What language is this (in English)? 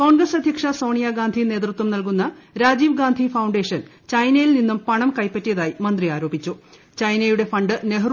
Malayalam